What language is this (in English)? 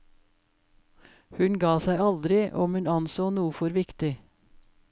Norwegian